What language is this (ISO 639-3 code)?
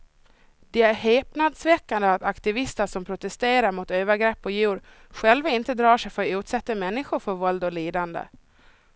swe